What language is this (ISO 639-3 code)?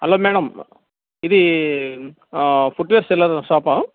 tel